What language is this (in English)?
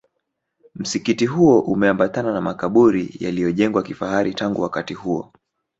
Swahili